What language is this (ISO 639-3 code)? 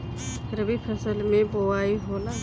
bho